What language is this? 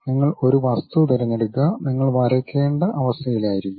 Malayalam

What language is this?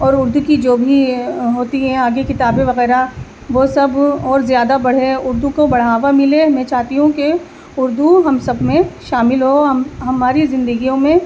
Urdu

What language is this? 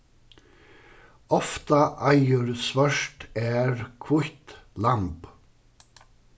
Faroese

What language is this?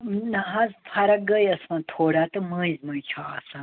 Kashmiri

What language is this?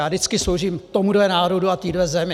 Czech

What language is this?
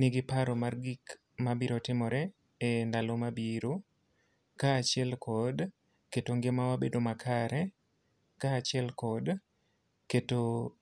Luo (Kenya and Tanzania)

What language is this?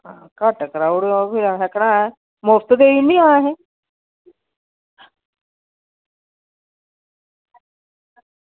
Dogri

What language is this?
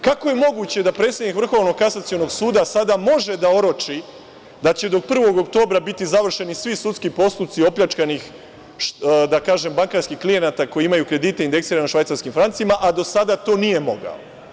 Serbian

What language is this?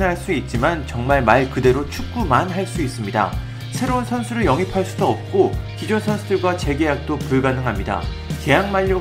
Korean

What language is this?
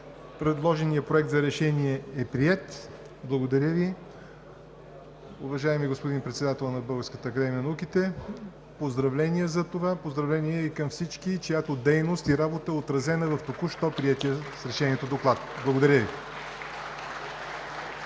Bulgarian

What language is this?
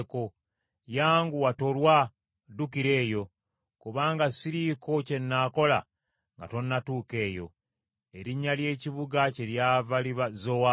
Ganda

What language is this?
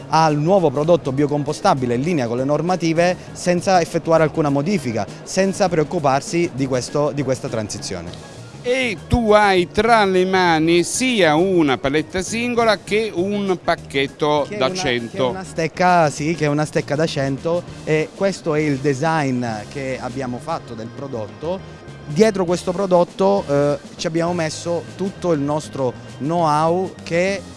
Italian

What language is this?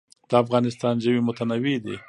Pashto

